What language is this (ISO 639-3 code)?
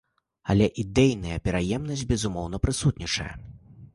bel